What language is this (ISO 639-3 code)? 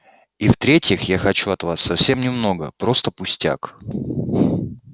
rus